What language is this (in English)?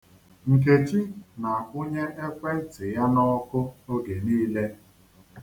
Igbo